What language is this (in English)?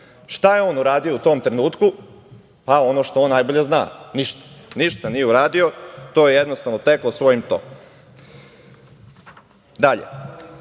Serbian